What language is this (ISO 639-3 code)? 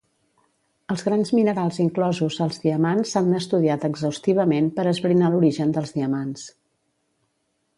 cat